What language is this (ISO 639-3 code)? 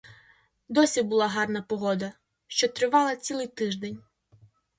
ukr